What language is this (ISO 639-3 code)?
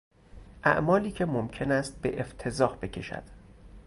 fas